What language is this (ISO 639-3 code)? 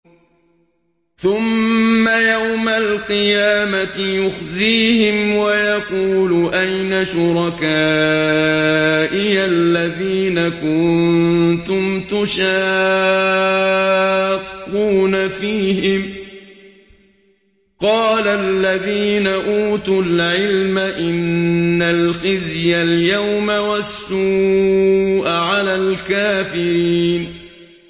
ara